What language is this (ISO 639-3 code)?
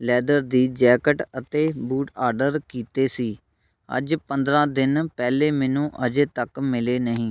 pan